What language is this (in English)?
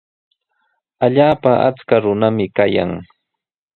Sihuas Ancash Quechua